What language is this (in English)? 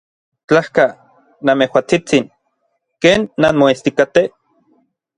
Orizaba Nahuatl